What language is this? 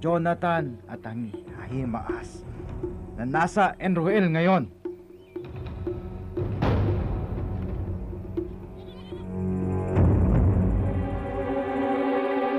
Filipino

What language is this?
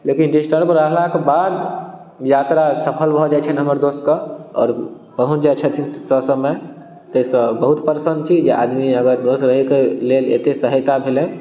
Maithili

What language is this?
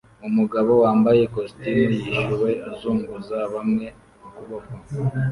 Kinyarwanda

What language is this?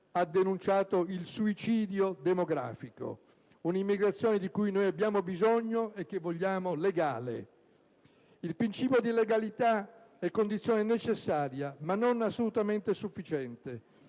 Italian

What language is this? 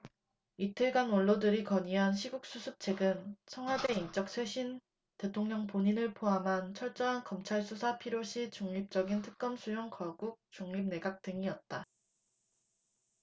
Korean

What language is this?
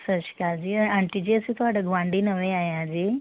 Punjabi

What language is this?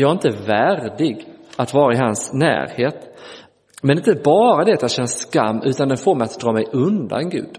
Swedish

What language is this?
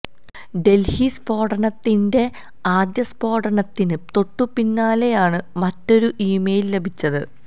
Malayalam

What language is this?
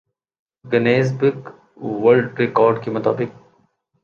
Urdu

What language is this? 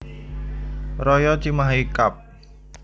Javanese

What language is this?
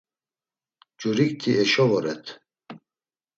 Laz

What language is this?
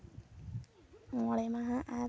Santali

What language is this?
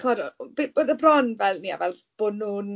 Welsh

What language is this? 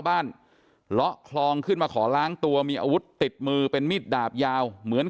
Thai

